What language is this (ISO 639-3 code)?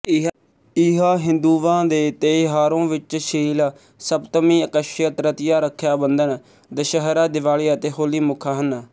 pan